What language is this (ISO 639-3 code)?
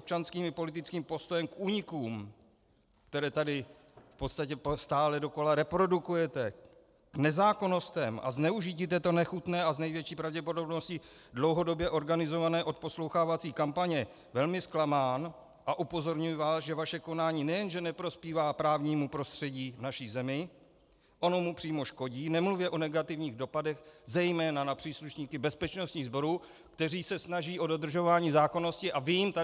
ces